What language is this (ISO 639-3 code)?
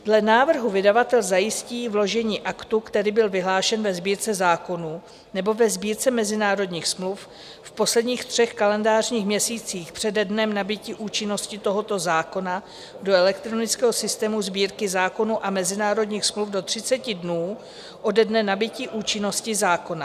ces